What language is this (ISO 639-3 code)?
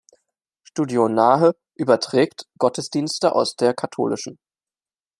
deu